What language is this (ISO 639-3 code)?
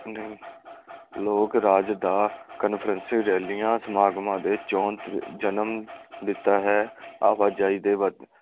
pan